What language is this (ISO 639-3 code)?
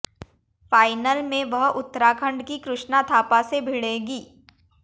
hin